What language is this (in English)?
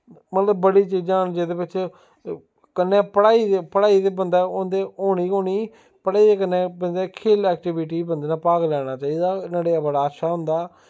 Dogri